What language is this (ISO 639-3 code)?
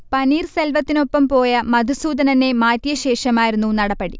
mal